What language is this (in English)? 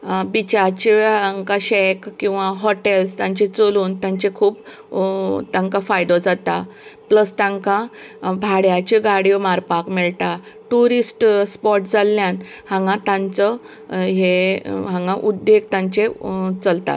Konkani